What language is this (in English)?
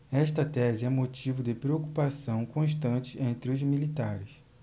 Portuguese